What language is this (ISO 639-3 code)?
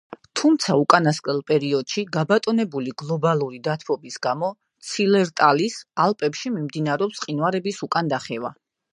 kat